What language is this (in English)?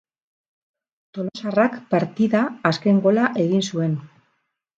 Basque